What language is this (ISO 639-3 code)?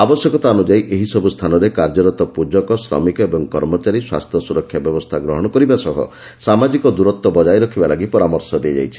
ori